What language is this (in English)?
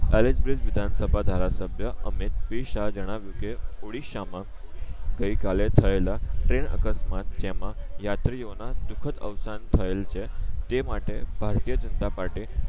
Gujarati